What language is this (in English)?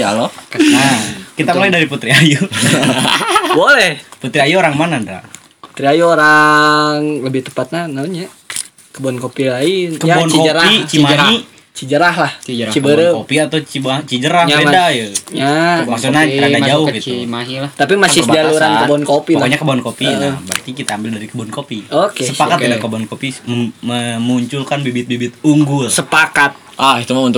Indonesian